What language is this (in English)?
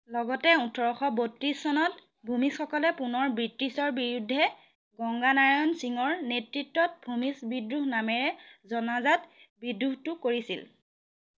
Assamese